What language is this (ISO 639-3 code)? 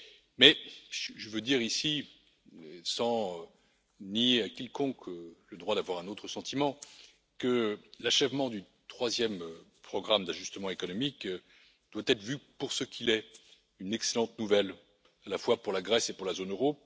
fra